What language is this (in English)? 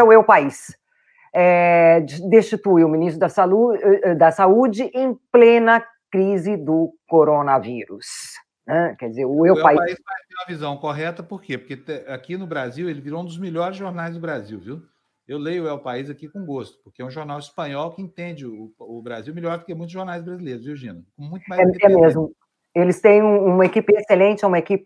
Portuguese